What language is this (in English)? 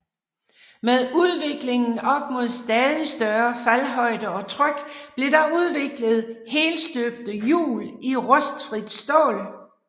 Danish